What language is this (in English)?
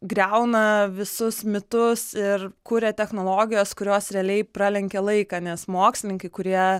Lithuanian